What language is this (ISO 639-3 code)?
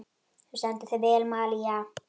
isl